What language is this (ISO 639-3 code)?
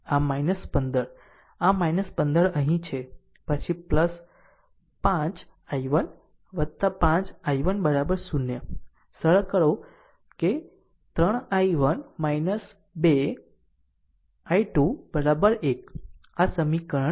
guj